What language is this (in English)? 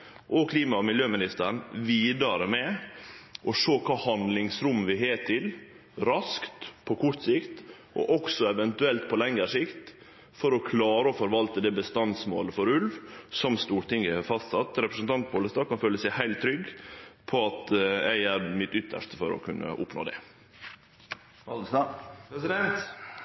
Norwegian Nynorsk